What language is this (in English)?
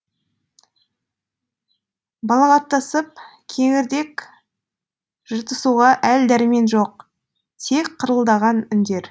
Kazakh